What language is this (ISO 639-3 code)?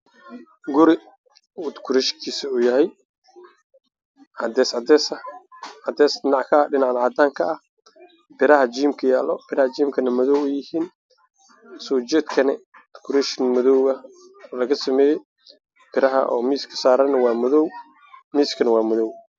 som